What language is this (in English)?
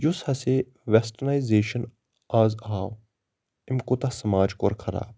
Kashmiri